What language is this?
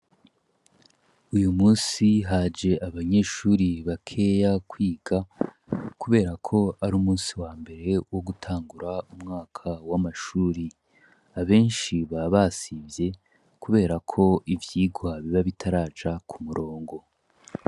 Rundi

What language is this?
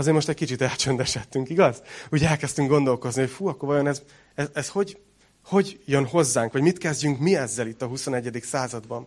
Hungarian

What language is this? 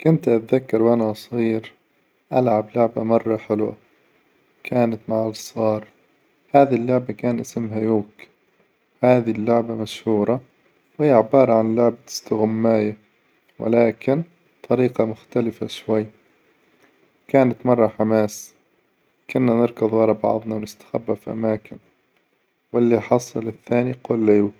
Hijazi Arabic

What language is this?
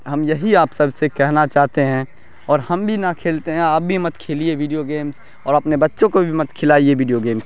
Urdu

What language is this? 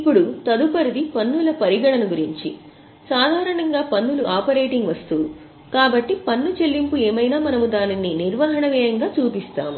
Telugu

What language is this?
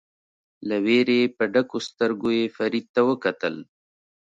Pashto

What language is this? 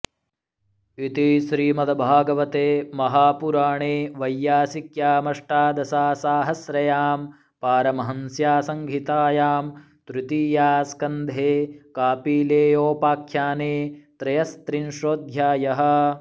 Sanskrit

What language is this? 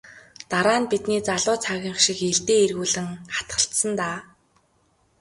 Mongolian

